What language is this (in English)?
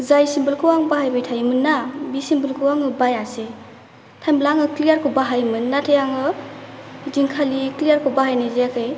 Bodo